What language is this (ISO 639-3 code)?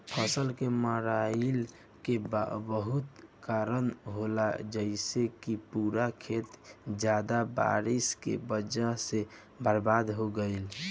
bho